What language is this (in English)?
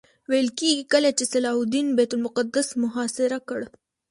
Pashto